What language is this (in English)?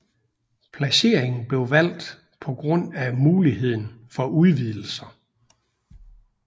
Danish